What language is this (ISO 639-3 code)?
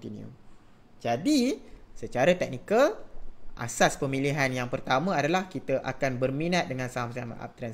msa